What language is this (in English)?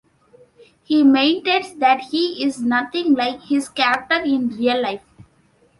English